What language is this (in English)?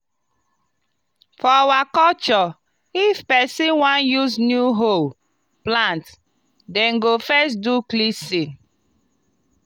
Nigerian Pidgin